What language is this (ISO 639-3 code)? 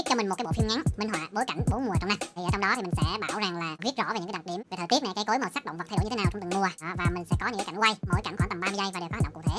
vie